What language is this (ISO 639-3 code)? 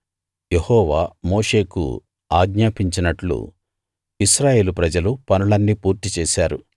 tel